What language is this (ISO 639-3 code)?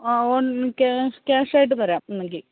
mal